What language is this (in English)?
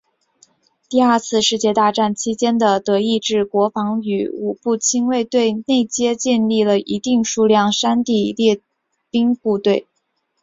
Chinese